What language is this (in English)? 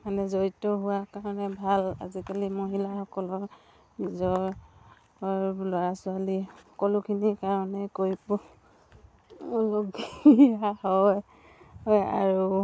Assamese